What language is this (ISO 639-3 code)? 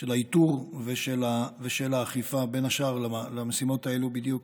heb